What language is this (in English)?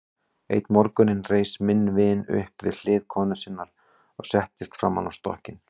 Icelandic